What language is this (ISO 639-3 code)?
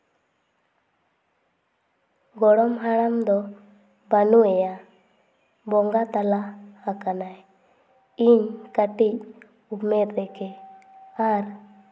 sat